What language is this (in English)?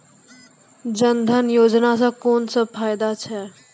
Maithili